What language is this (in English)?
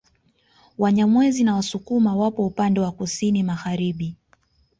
Swahili